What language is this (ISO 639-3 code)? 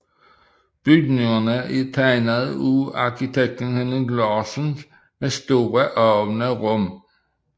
dan